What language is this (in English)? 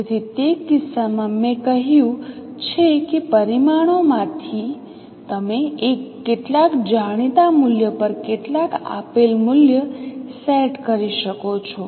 Gujarati